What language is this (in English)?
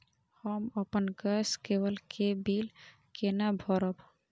Maithili